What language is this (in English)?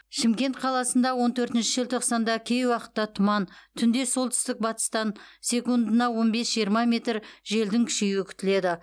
Kazakh